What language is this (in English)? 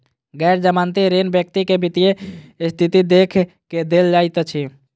Maithili